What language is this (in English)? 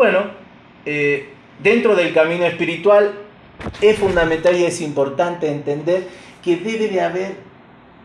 Spanish